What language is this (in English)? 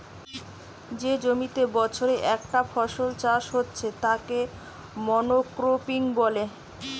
Bangla